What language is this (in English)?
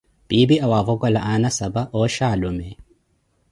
Koti